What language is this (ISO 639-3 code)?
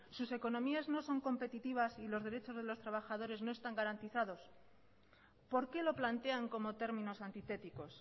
spa